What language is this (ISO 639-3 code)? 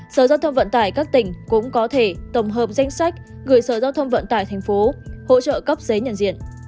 vie